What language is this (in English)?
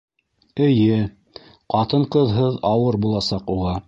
Bashkir